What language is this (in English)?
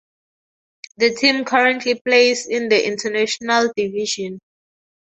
English